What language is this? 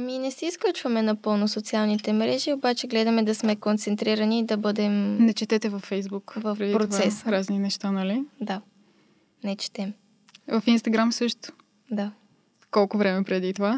Bulgarian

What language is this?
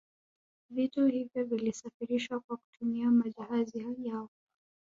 Swahili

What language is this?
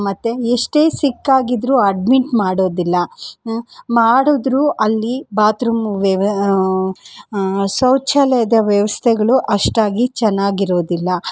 Kannada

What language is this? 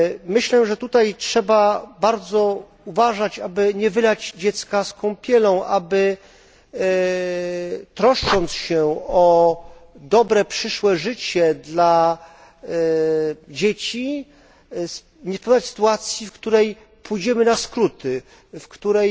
Polish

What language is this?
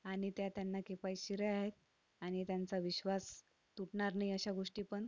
Marathi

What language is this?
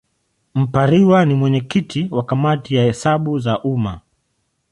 Swahili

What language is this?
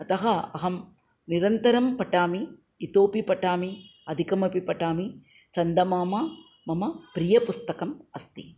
Sanskrit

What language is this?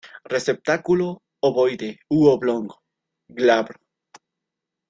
Spanish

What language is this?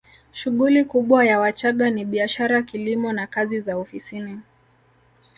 Swahili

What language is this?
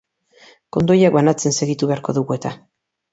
Basque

